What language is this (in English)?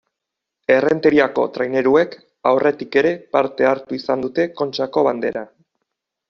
Basque